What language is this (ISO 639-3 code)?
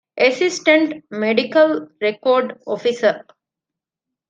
div